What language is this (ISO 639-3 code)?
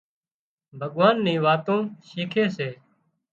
kxp